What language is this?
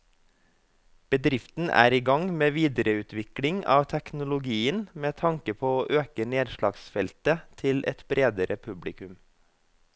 Norwegian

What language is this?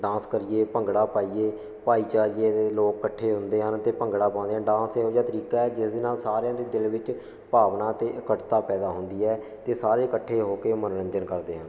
Punjabi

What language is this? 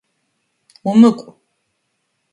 Adyghe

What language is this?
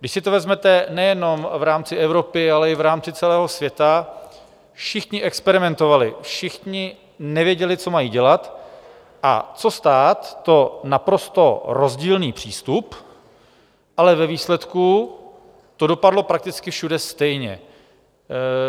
Czech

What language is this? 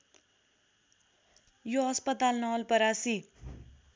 Nepali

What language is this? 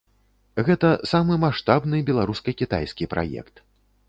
Belarusian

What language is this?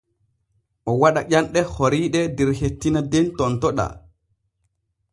Borgu Fulfulde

